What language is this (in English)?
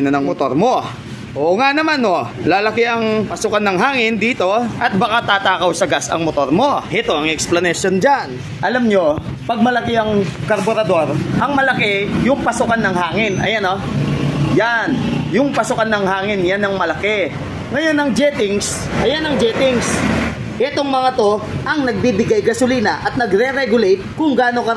Filipino